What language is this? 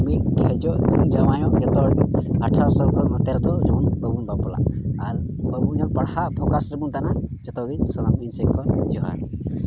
Santali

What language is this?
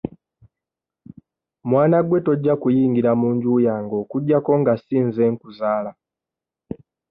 Ganda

